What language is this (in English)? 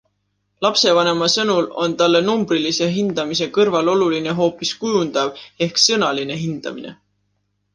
Estonian